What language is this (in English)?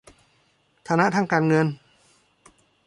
Thai